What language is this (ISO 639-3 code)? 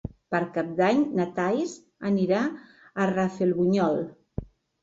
cat